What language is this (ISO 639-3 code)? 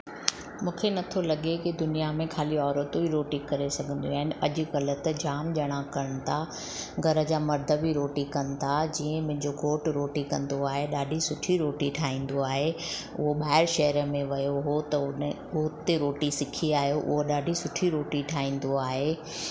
snd